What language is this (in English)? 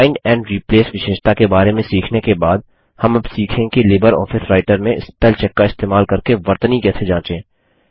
Hindi